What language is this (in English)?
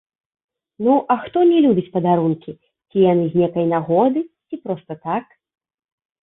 Belarusian